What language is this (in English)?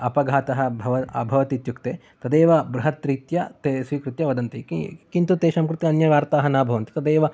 Sanskrit